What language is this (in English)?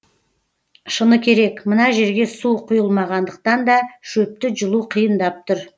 Kazakh